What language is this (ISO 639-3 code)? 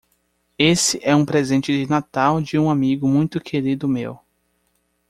por